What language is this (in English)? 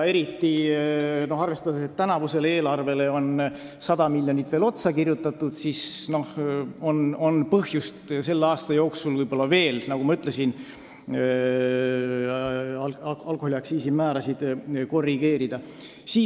Estonian